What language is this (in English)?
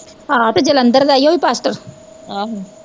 Punjabi